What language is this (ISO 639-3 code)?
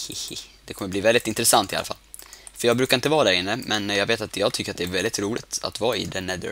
swe